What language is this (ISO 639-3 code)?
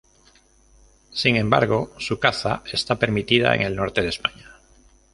spa